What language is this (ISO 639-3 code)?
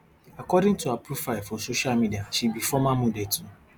pcm